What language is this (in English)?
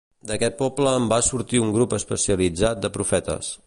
Catalan